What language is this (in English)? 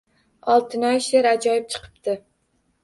Uzbek